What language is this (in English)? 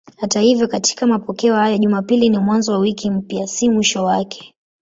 Swahili